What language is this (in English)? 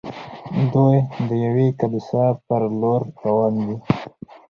Pashto